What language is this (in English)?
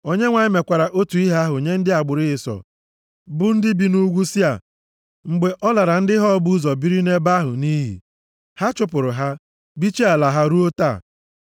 Igbo